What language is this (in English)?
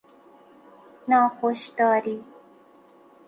Persian